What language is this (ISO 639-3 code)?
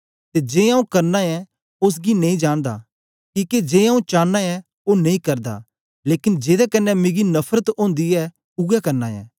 doi